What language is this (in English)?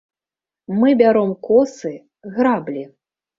Belarusian